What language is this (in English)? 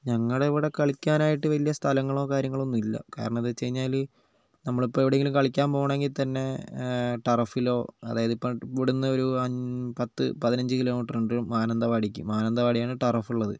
Malayalam